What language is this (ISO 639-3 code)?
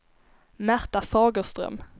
swe